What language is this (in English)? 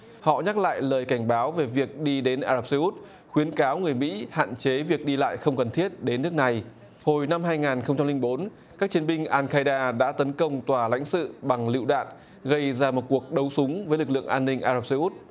Vietnamese